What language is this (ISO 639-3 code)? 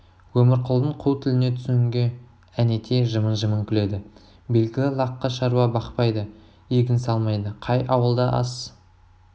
kaz